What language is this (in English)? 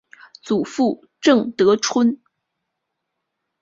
Chinese